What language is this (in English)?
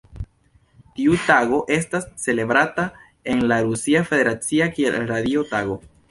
Esperanto